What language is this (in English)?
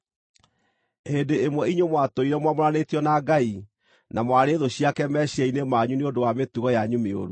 Kikuyu